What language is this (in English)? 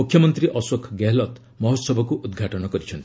Odia